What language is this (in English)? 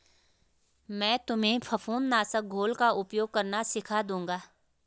Hindi